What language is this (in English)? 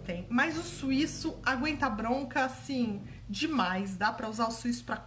Portuguese